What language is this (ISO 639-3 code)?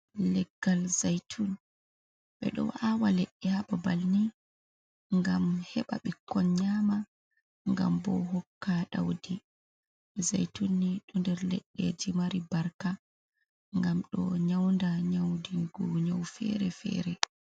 ful